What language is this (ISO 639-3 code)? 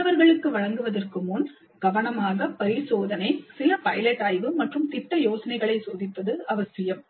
tam